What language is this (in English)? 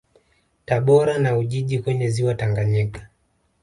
Swahili